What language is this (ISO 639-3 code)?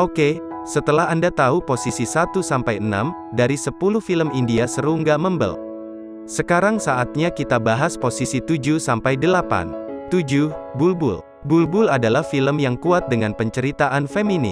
ind